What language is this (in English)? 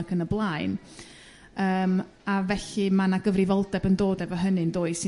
Welsh